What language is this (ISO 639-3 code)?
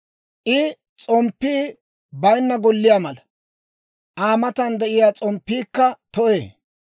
dwr